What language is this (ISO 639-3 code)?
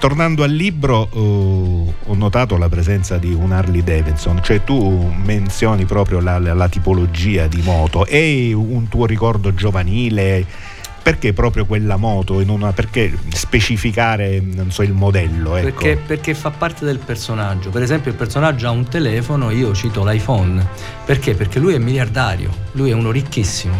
ita